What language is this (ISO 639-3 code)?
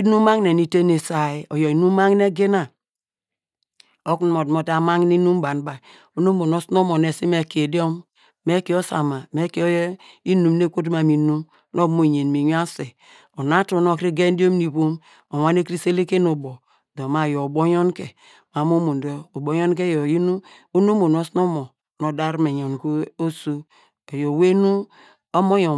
deg